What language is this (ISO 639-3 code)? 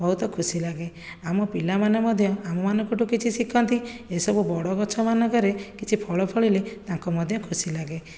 ori